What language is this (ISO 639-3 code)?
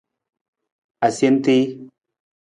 nmz